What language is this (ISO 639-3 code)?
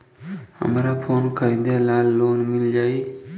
bho